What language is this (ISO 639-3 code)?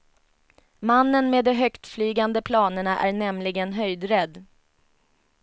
swe